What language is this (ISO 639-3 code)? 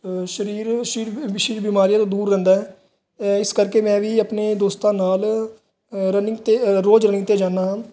pan